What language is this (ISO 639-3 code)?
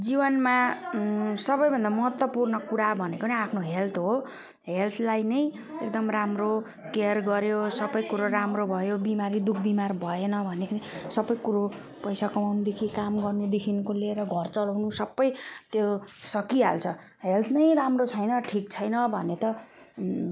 nep